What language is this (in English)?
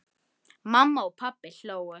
Icelandic